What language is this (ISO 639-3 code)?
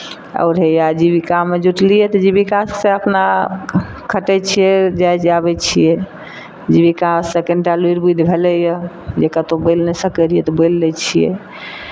mai